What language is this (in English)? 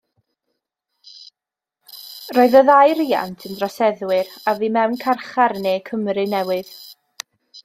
Welsh